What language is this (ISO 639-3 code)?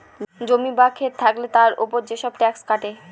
ben